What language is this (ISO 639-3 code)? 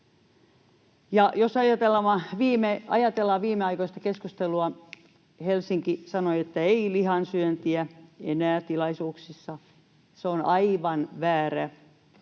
fin